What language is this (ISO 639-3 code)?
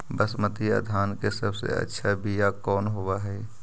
mag